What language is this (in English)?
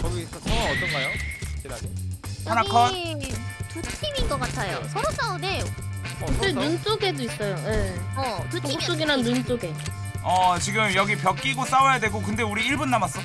Korean